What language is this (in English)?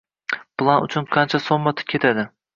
Uzbek